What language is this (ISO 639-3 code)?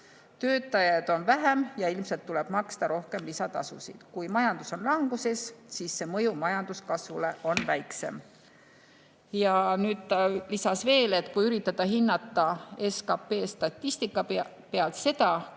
est